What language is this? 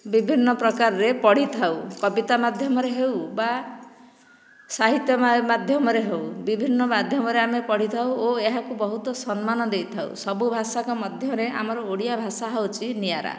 Odia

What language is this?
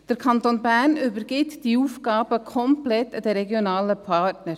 Swiss German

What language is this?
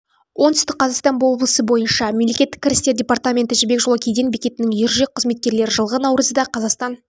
Kazakh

